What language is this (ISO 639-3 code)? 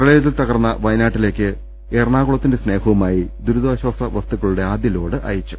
mal